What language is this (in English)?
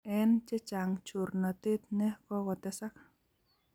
Kalenjin